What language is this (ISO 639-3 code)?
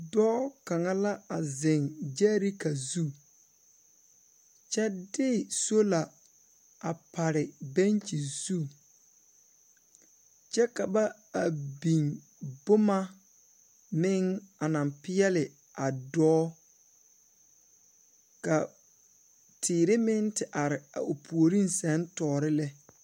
dga